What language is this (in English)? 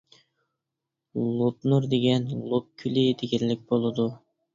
Uyghur